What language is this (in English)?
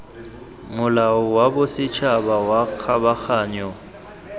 Tswana